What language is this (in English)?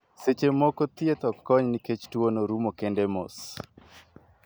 Luo (Kenya and Tanzania)